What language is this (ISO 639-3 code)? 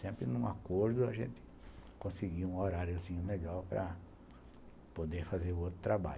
por